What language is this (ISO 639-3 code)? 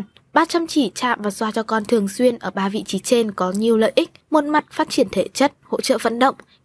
vie